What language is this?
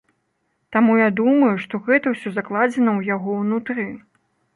Belarusian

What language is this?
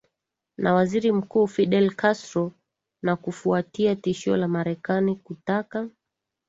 Swahili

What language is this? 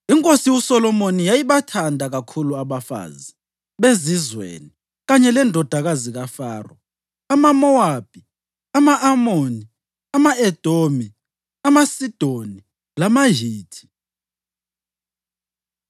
North Ndebele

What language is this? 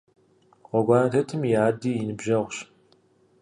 Kabardian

